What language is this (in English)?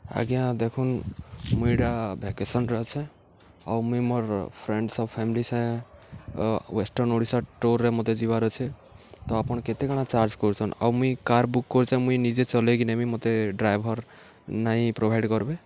Odia